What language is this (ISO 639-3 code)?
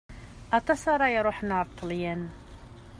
kab